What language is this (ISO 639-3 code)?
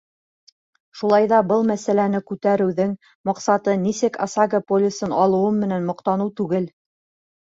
bak